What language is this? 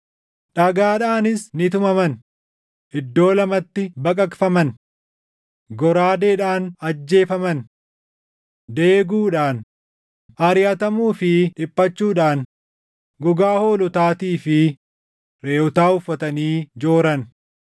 Oromo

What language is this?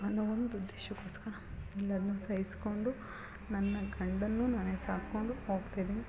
Kannada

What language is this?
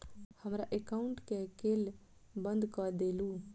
Maithili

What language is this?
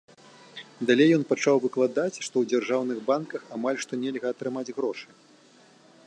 Belarusian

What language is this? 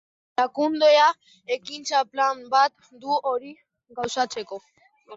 Basque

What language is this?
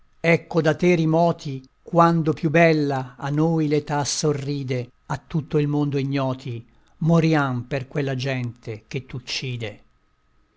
Italian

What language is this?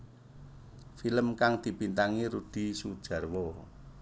Javanese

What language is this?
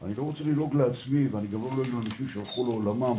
Hebrew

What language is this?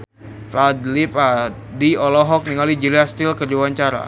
Sundanese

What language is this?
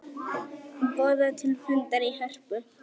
Icelandic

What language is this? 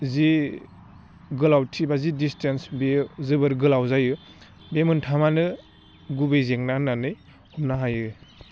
Bodo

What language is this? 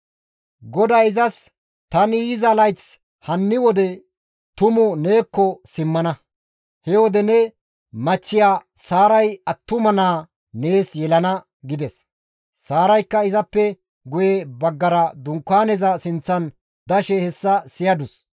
Gamo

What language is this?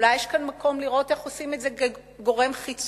Hebrew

